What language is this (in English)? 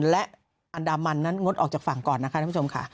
Thai